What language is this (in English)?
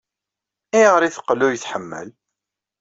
Kabyle